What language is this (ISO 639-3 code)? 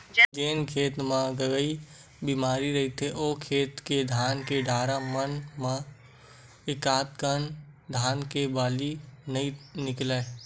hne